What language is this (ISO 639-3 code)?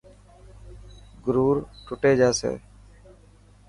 mki